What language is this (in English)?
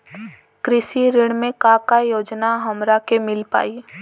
Bhojpuri